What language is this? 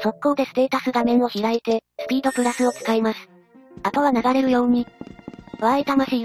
Japanese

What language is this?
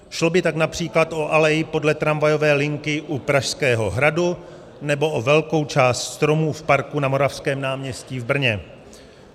Czech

